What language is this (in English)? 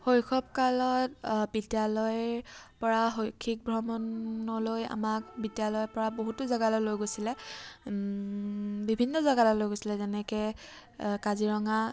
Assamese